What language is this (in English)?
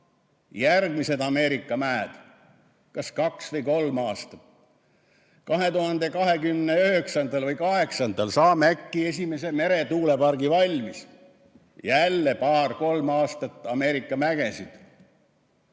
Estonian